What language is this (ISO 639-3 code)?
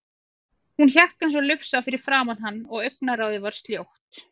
isl